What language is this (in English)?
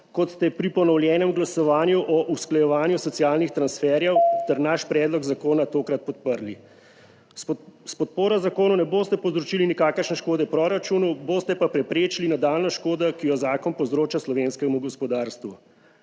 Slovenian